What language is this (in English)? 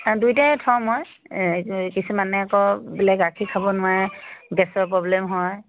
Assamese